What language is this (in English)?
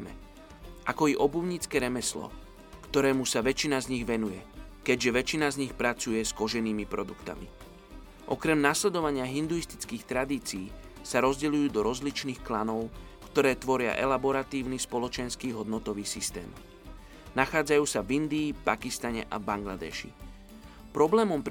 Slovak